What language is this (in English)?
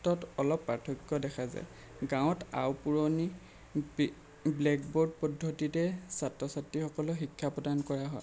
Assamese